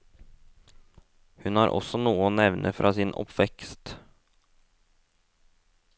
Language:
Norwegian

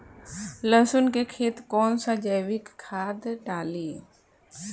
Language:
Bhojpuri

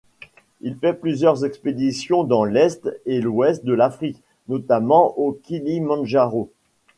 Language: French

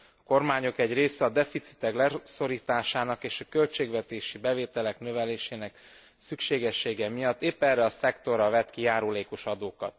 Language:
Hungarian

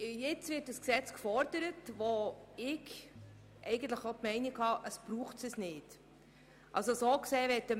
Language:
Swiss German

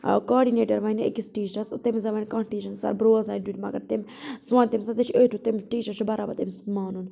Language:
Kashmiri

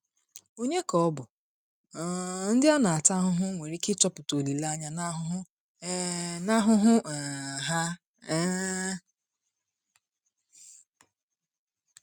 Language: Igbo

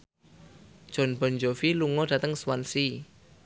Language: Javanese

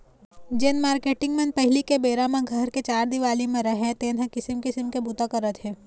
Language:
Chhattisgarhi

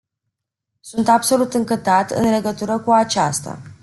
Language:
Romanian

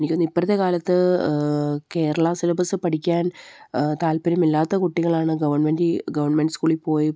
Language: Malayalam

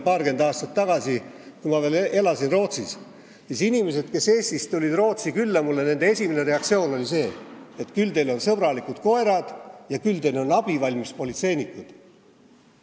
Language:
Estonian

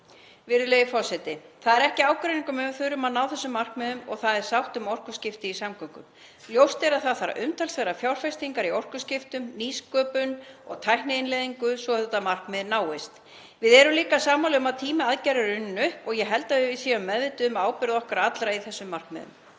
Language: Icelandic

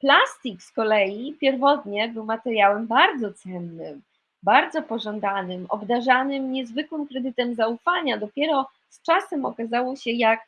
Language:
Polish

